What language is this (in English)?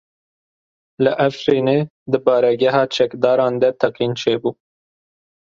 Kurdish